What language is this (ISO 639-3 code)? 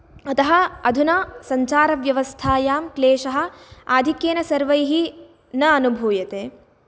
san